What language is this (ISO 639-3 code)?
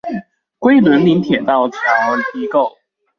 zho